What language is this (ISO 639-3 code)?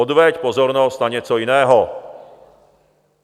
ces